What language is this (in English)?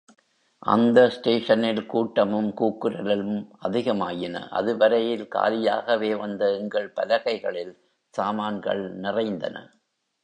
Tamil